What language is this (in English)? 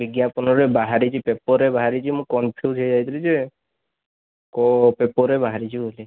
Odia